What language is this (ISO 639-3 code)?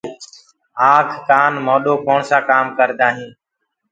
ggg